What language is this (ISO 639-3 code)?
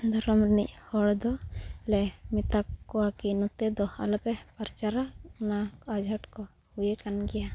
sat